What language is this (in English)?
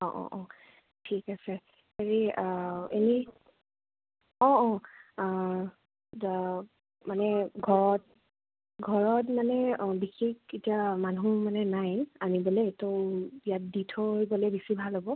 Assamese